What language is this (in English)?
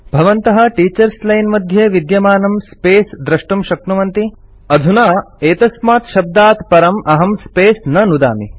Sanskrit